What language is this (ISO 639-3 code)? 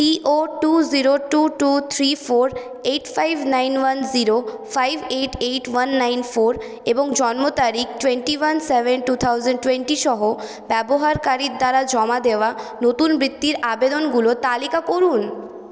ben